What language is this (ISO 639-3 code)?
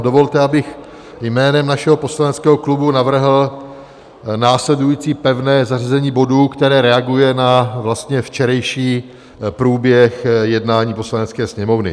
ces